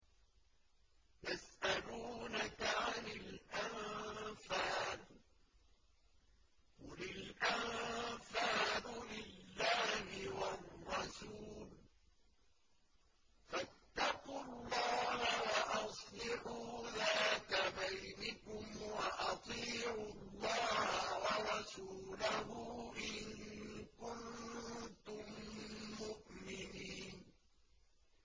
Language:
Arabic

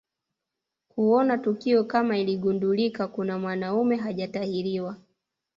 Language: Swahili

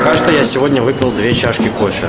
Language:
Russian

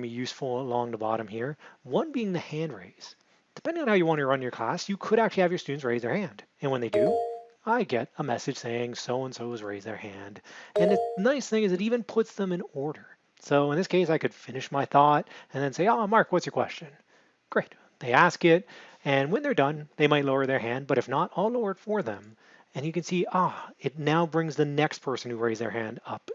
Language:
English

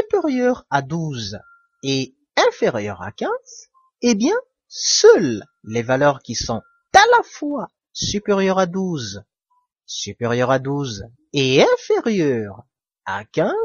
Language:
French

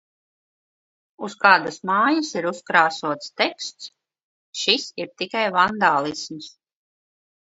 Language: Latvian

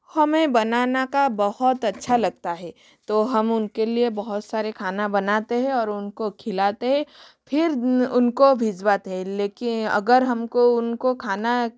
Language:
Hindi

